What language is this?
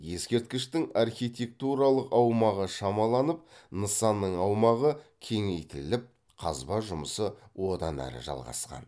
Kazakh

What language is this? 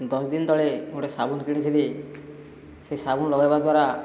Odia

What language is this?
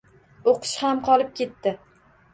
Uzbek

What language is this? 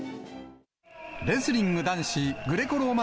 Japanese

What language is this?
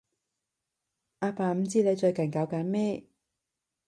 Cantonese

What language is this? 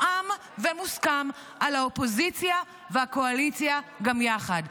Hebrew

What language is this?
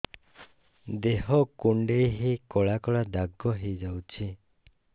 Odia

